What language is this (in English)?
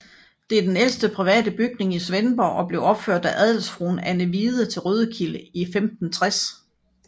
Danish